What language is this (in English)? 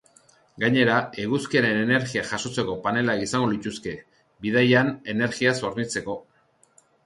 Basque